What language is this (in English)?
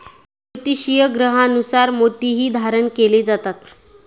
Marathi